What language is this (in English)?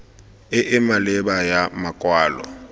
Tswana